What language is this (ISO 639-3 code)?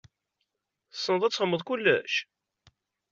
kab